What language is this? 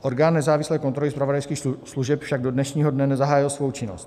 Czech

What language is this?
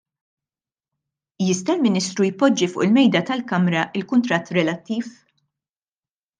Maltese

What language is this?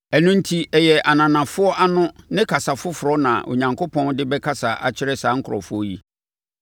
Akan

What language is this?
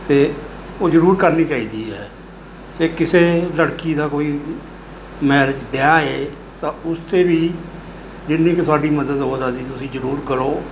Punjabi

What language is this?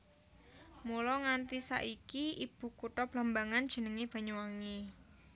Javanese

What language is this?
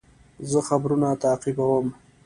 Pashto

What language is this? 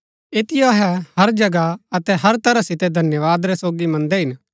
Gaddi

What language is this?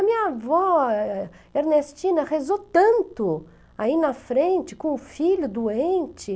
Portuguese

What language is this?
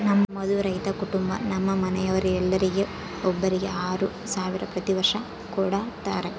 Kannada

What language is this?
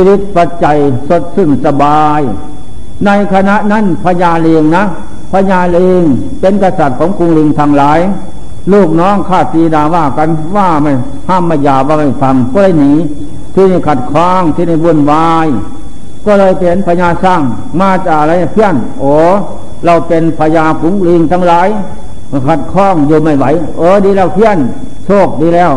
Thai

